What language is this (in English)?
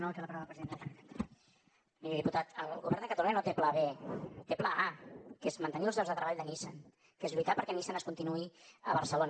Catalan